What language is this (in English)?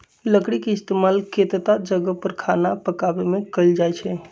Magahi